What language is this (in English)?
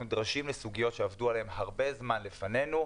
Hebrew